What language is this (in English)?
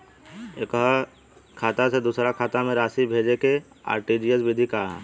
Bhojpuri